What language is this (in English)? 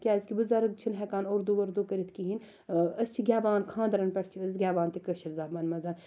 Kashmiri